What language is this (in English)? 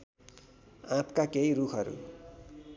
Nepali